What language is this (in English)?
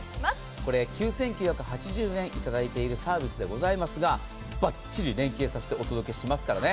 Japanese